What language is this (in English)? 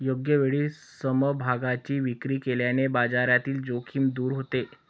Marathi